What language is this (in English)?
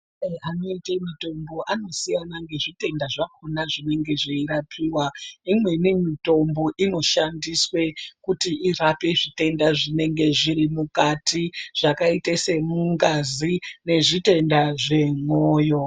Ndau